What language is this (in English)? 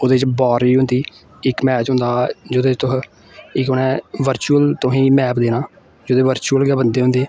Dogri